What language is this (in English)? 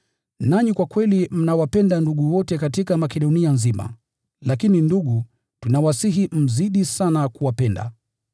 Swahili